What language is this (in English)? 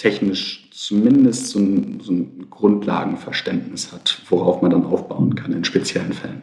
German